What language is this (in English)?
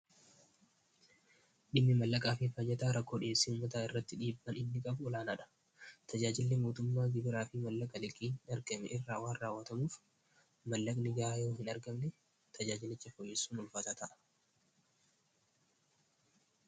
Oromo